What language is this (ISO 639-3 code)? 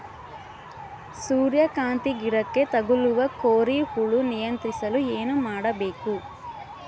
kan